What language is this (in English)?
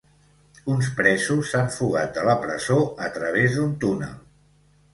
Catalan